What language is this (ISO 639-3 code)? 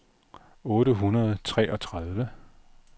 dan